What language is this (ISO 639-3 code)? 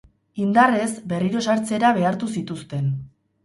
eus